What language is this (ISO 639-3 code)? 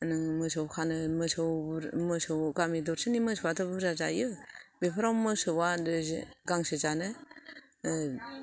brx